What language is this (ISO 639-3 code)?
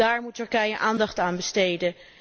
nld